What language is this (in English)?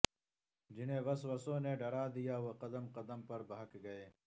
Urdu